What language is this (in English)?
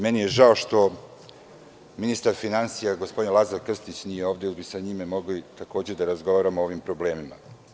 Serbian